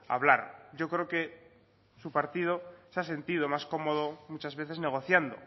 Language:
Spanish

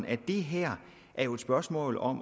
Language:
Danish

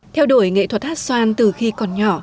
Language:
Vietnamese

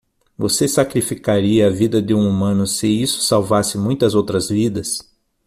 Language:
Portuguese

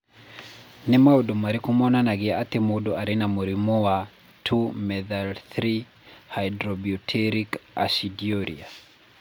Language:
Kikuyu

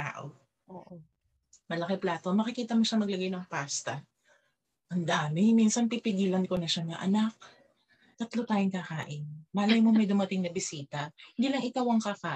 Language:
Filipino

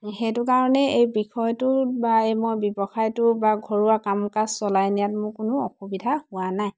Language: Assamese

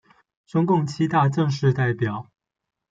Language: Chinese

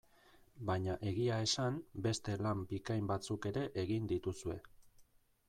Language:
Basque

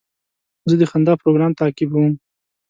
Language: Pashto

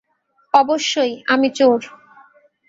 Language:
Bangla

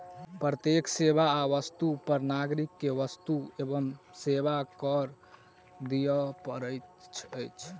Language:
Maithili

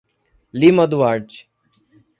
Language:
Portuguese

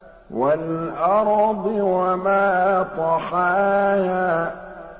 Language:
Arabic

